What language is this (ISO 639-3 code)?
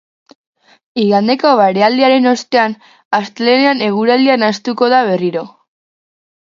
eus